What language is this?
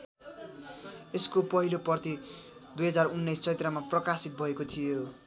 Nepali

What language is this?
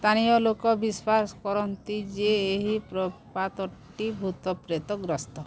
Odia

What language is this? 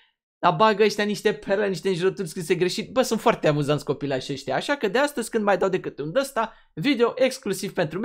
Romanian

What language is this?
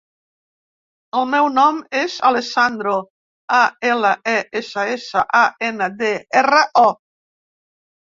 Catalan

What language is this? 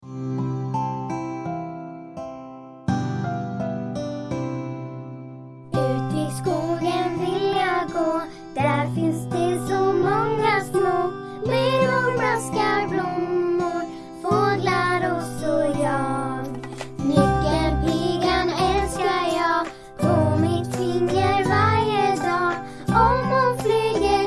Dutch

